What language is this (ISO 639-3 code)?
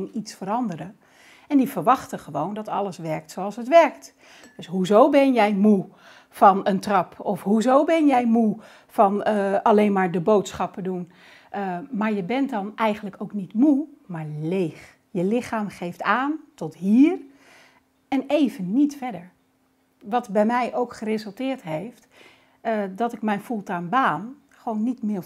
nld